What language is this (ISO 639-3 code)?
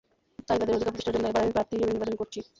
ben